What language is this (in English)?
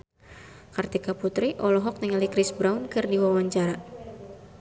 Sundanese